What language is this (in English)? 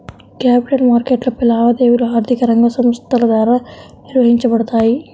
Telugu